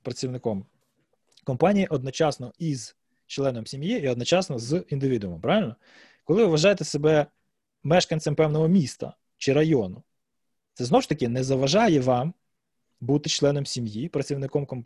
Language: Ukrainian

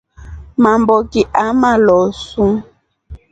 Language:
Rombo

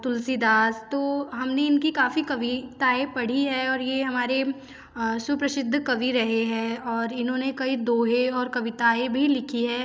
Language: Hindi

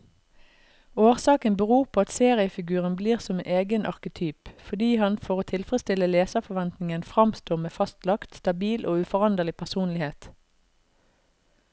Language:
Norwegian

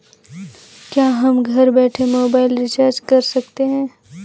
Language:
Hindi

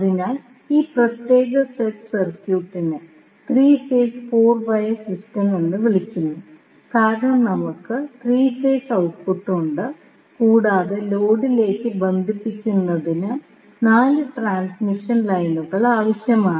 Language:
Malayalam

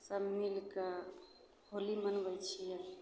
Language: Maithili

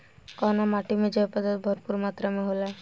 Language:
Bhojpuri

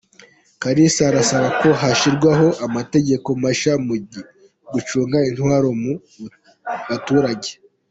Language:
Kinyarwanda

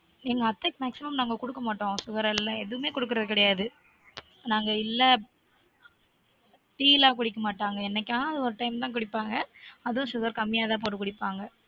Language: Tamil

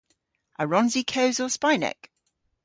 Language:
Cornish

